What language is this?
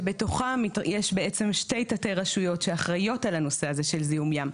Hebrew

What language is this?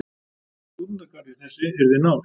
Icelandic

